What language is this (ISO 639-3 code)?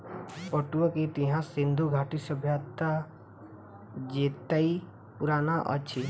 mai